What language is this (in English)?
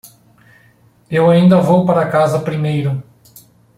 Portuguese